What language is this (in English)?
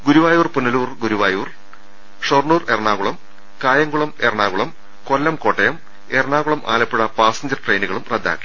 Malayalam